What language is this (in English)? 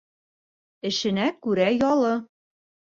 Bashkir